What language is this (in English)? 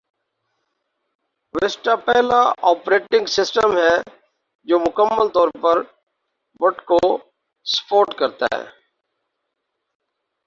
Urdu